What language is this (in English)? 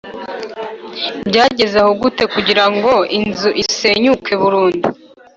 Kinyarwanda